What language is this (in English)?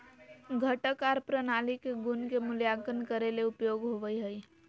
Magahi